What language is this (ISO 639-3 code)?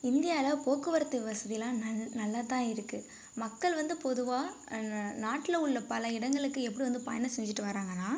tam